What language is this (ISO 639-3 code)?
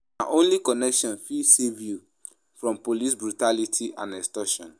pcm